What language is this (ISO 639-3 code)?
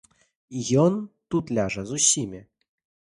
bel